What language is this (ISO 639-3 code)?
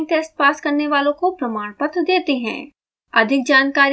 hin